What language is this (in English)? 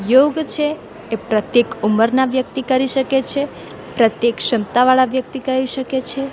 Gujarati